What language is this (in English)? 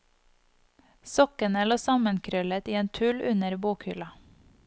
Norwegian